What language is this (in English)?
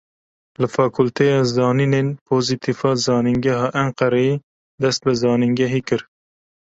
Kurdish